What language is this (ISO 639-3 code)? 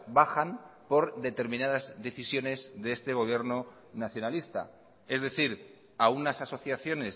spa